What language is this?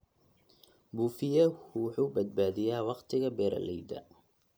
Somali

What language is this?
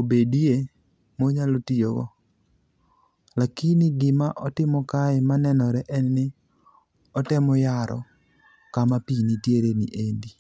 Luo (Kenya and Tanzania)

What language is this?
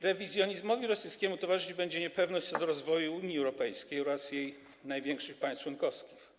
Polish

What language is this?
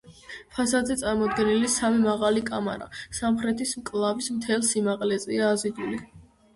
Georgian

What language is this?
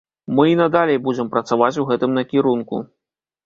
Belarusian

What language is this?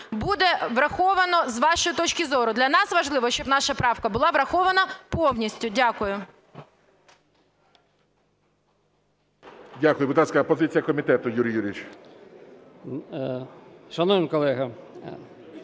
Ukrainian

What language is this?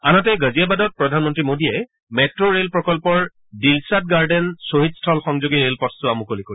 Assamese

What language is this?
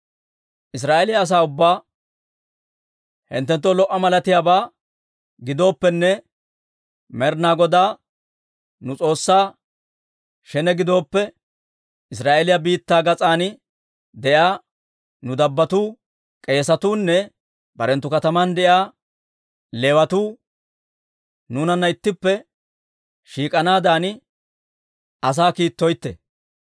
Dawro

